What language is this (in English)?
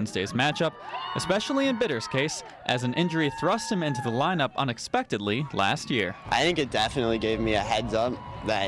English